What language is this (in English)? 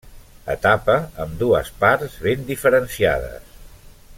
Catalan